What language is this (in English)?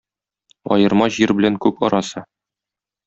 Tatar